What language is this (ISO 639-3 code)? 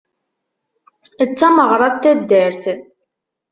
kab